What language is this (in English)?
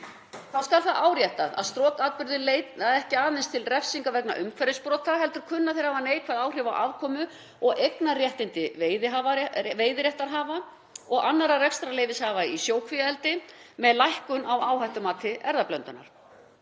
Icelandic